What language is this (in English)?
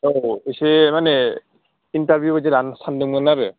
Bodo